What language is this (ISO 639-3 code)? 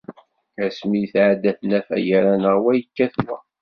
kab